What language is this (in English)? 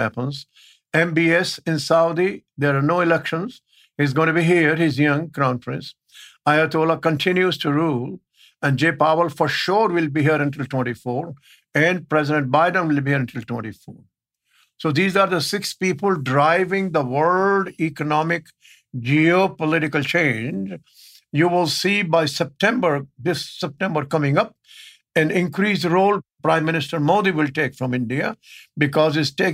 English